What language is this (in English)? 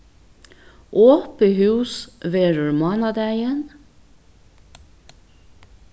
Faroese